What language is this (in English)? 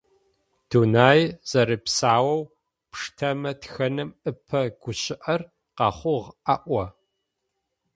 Adyghe